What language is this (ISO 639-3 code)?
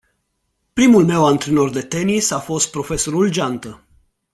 ron